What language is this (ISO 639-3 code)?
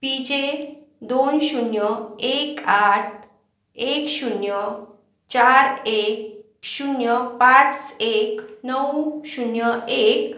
mar